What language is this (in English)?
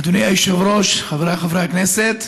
Hebrew